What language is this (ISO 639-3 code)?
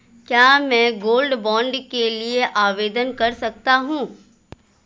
hin